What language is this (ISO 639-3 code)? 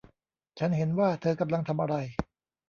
tha